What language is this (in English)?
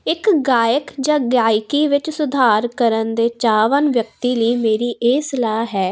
Punjabi